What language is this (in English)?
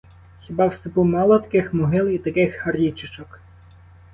Ukrainian